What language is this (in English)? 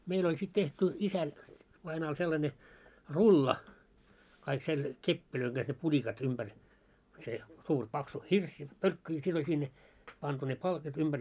Finnish